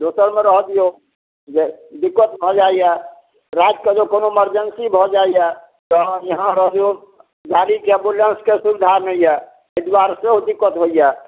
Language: Maithili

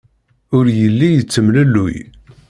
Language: Kabyle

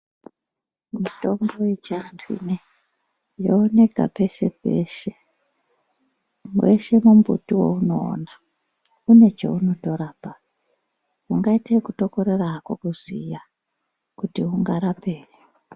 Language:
Ndau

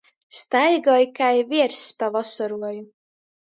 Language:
Latgalian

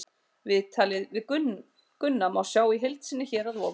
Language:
Icelandic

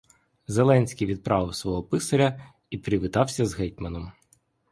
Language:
Ukrainian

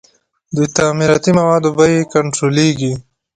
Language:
Pashto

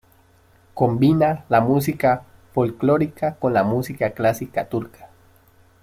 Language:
Spanish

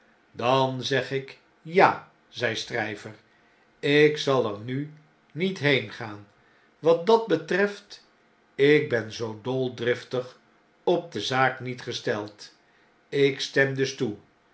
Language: Dutch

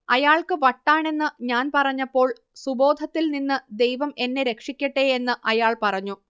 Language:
Malayalam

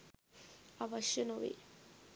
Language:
Sinhala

